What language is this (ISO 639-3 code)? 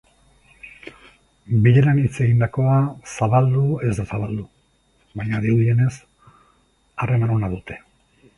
eus